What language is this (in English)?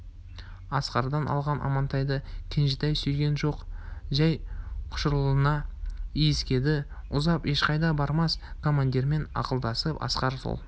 Kazakh